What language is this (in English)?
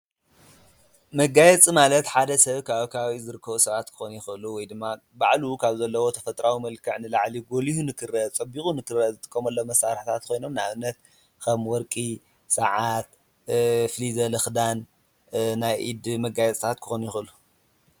Tigrinya